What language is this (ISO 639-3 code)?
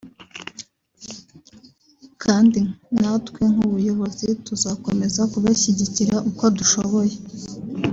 kin